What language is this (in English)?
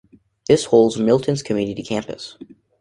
English